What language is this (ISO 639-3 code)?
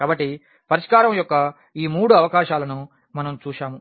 tel